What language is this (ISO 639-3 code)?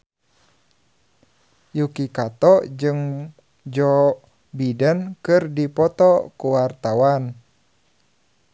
sun